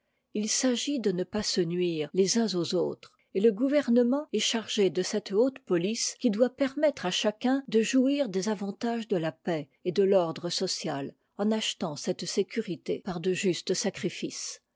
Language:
French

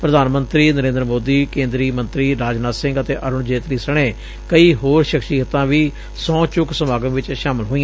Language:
Punjabi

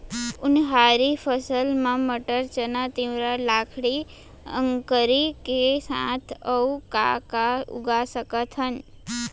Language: Chhattisgarhi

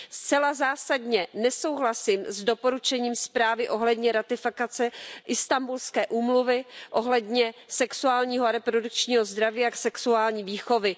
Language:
Czech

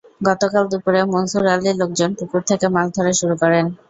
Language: Bangla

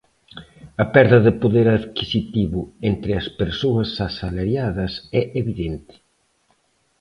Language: Galician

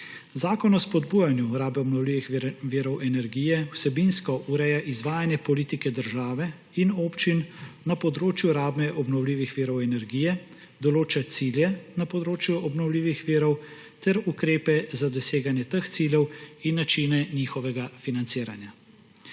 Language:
Slovenian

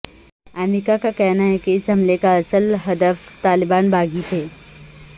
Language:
Urdu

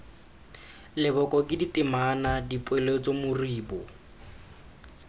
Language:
Tswana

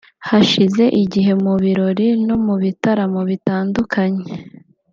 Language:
Kinyarwanda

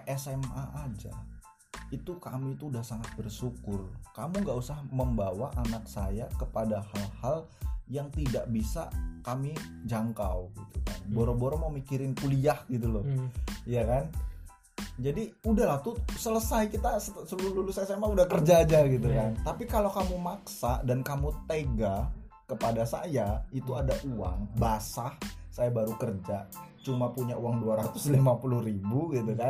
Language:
Indonesian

